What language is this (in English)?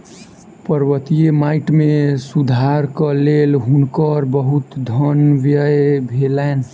Maithili